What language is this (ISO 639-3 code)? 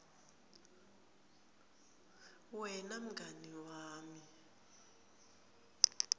ssw